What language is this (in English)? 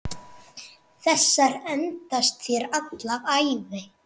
Icelandic